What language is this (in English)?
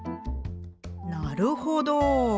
Japanese